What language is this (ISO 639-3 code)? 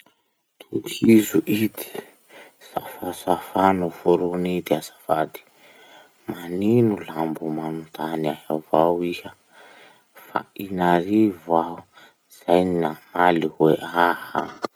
msh